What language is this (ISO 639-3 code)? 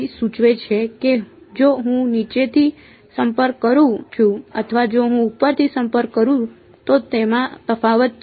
guj